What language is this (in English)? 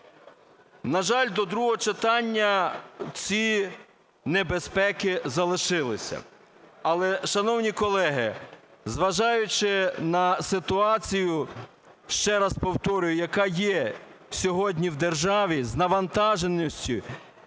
Ukrainian